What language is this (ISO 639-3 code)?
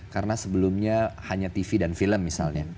ind